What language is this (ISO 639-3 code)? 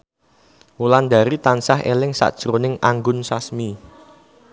jav